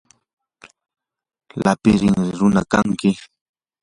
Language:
Yanahuanca Pasco Quechua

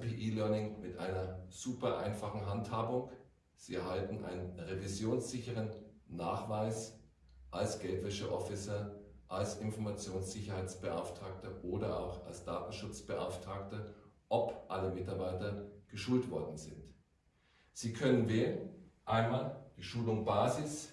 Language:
German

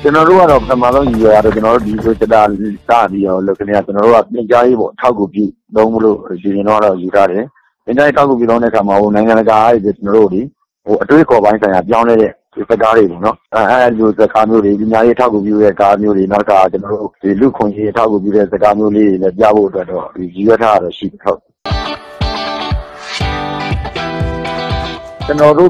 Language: Thai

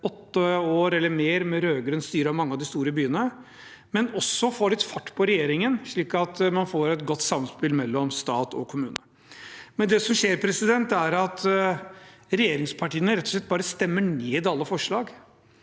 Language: Norwegian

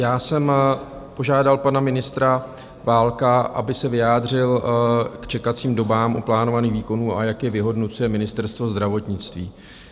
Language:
Czech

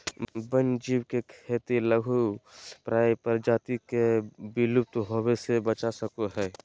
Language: Magahi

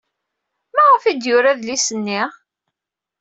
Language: Kabyle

